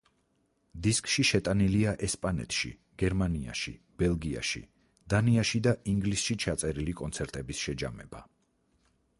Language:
Georgian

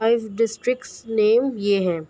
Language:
Urdu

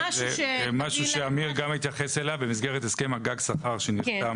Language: Hebrew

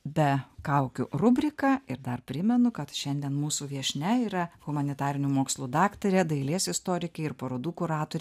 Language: Lithuanian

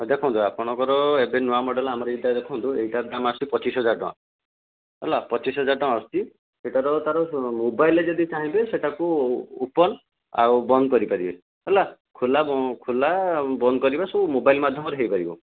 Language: Odia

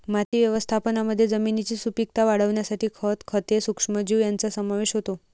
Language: Marathi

